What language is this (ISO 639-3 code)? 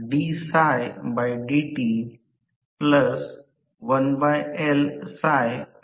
mar